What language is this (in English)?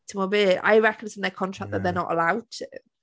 Welsh